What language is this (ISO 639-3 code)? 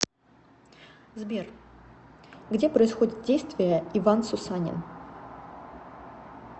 rus